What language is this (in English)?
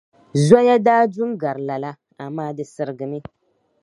Dagbani